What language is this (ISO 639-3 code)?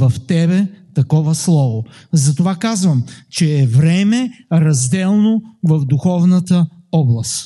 bul